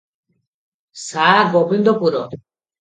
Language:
Odia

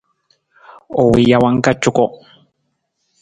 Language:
Nawdm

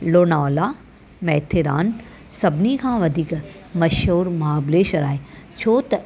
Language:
Sindhi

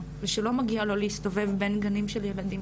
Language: Hebrew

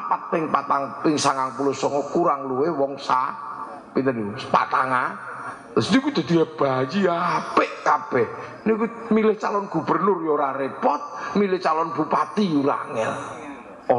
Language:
Indonesian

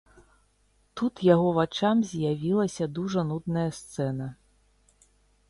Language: Belarusian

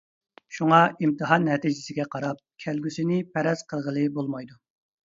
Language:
Uyghur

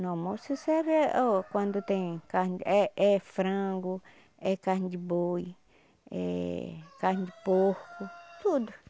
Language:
Portuguese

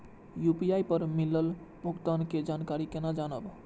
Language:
Maithili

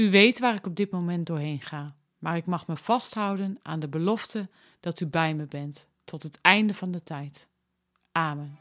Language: Dutch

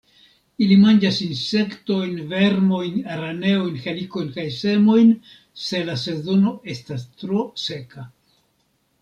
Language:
Esperanto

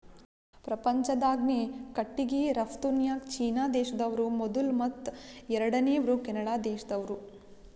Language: Kannada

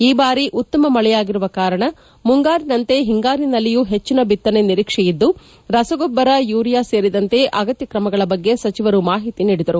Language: Kannada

